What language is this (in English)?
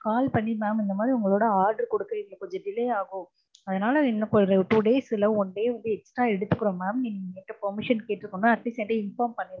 Tamil